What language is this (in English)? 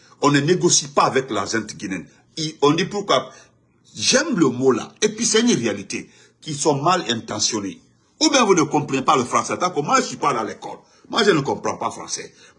French